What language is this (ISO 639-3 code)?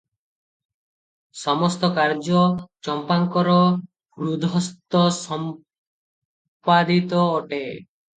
ori